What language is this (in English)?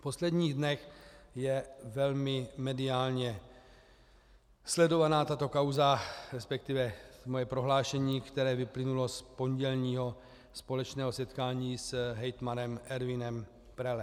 Czech